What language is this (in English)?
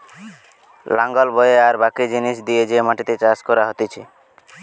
Bangla